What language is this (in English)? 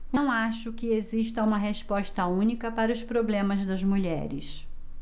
Portuguese